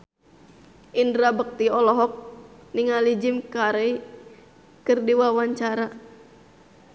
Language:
Sundanese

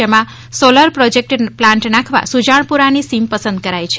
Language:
Gujarati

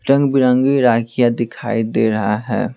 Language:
Hindi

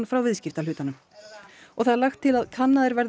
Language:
Icelandic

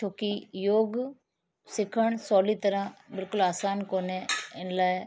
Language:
Sindhi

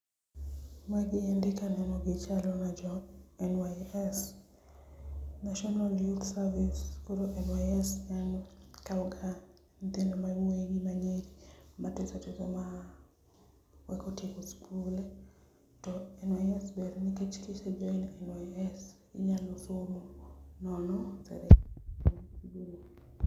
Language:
Luo (Kenya and Tanzania)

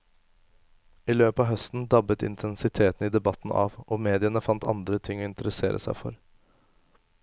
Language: Norwegian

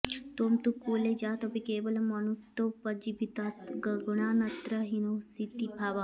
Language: Sanskrit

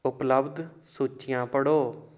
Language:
Punjabi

